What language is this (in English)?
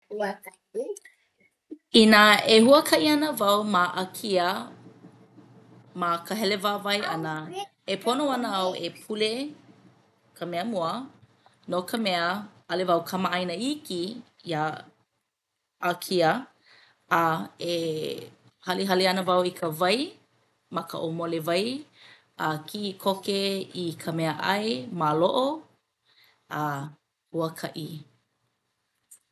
Hawaiian